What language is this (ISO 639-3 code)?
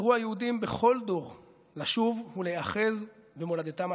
heb